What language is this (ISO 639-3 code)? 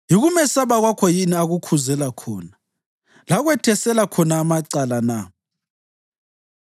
nde